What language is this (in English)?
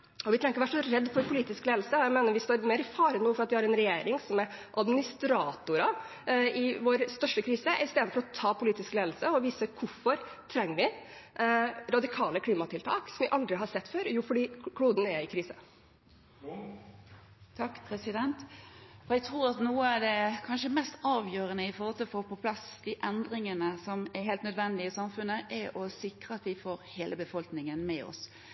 Norwegian Bokmål